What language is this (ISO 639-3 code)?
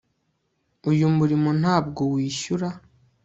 kin